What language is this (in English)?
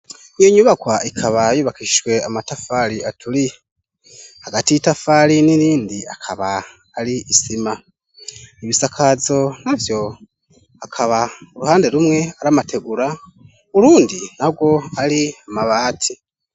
Rundi